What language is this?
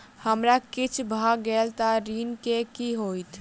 Maithili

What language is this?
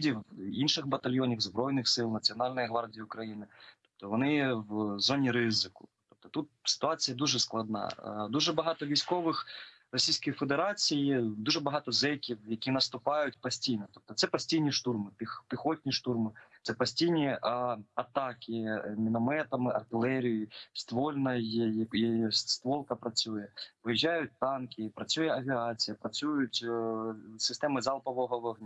Ukrainian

